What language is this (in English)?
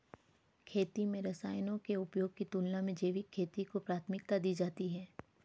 Hindi